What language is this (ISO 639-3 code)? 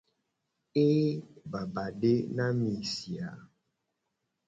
gej